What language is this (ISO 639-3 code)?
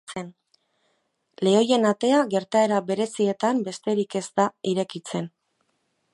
eus